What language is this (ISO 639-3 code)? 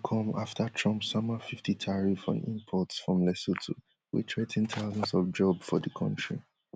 pcm